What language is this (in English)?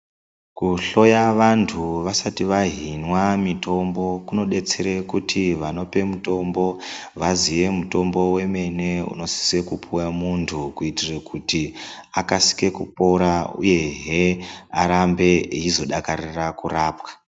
Ndau